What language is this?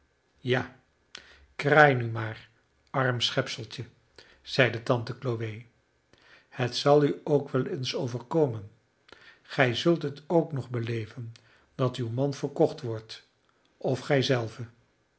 Dutch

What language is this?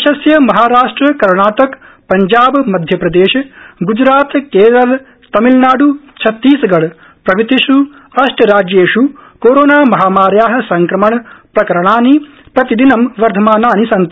Sanskrit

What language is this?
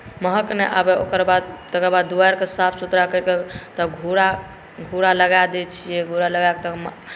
Maithili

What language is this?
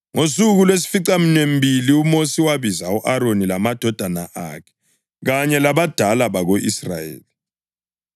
North Ndebele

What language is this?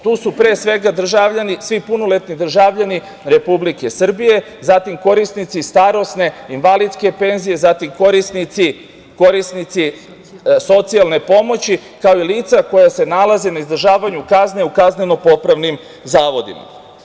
Serbian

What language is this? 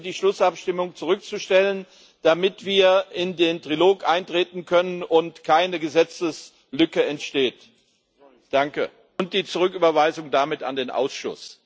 German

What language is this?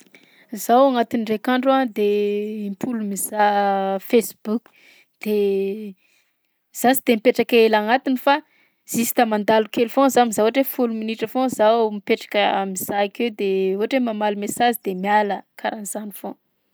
Southern Betsimisaraka Malagasy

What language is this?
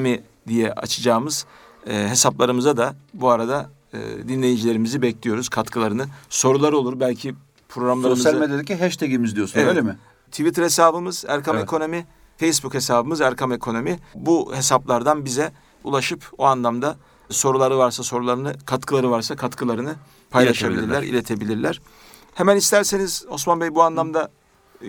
Turkish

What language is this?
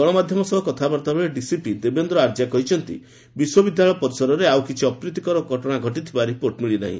Odia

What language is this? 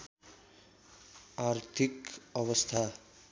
Nepali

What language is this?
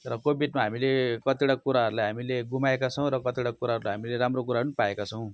Nepali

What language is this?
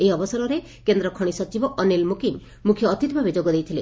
Odia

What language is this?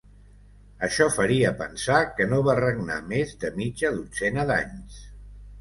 Catalan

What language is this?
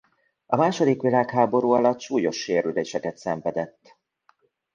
Hungarian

